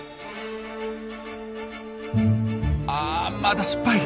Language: Japanese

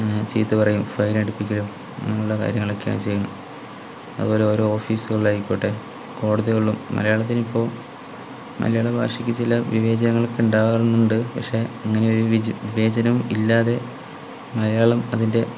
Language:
Malayalam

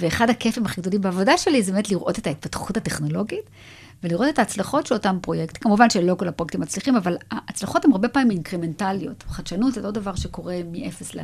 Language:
Hebrew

